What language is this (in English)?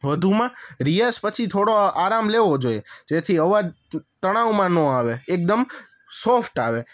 Gujarati